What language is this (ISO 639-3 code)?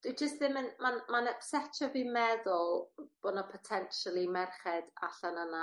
cym